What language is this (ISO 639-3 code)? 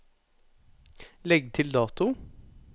nor